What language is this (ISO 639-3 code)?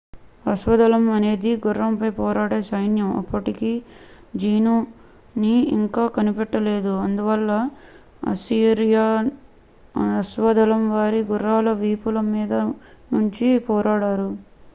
tel